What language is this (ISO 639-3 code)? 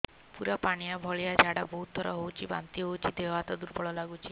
ori